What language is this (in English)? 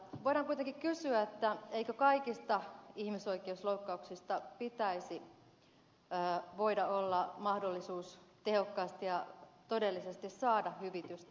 Finnish